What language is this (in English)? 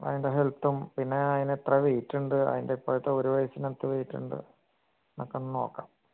Malayalam